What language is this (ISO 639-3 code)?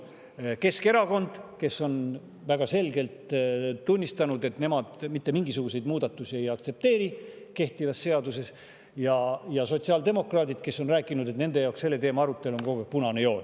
est